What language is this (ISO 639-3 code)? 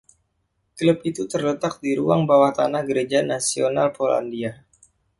ind